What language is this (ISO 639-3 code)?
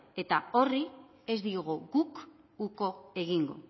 eus